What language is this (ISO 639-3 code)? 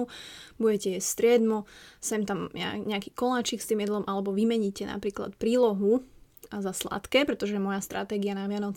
slk